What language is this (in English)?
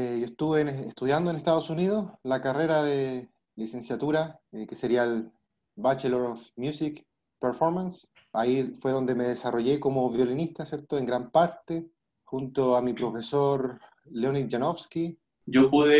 Spanish